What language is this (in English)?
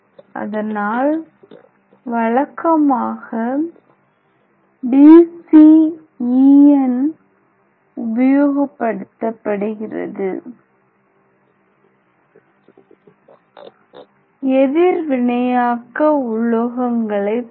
Tamil